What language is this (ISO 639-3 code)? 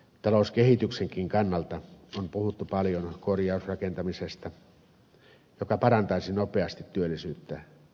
fin